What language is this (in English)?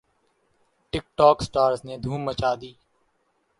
Urdu